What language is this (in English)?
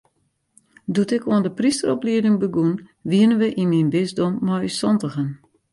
Western Frisian